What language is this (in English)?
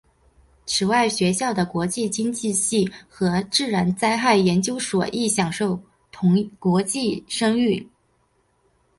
Chinese